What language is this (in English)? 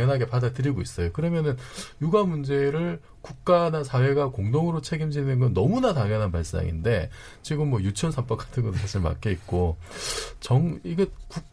Korean